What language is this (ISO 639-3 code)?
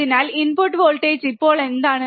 mal